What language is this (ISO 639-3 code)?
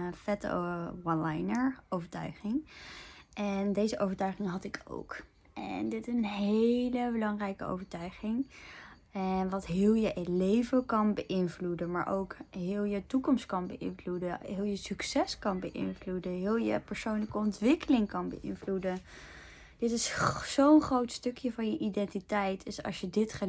nld